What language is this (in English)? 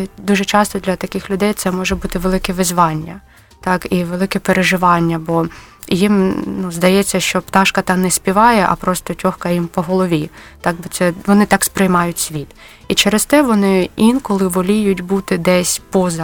Ukrainian